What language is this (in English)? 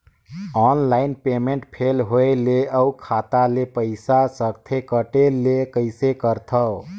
Chhattisgarhi